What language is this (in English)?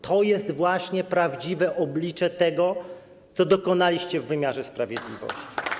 Polish